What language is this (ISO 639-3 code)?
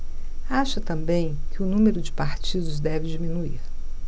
por